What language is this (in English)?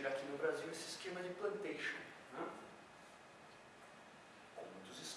Portuguese